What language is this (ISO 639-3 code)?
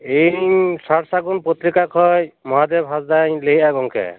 sat